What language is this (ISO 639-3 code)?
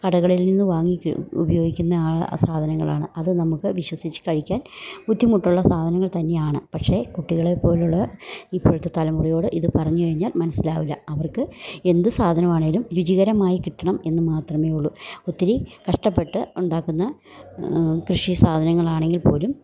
mal